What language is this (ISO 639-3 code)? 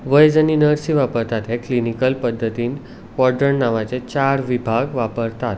kok